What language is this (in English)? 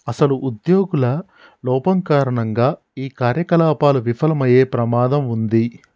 Telugu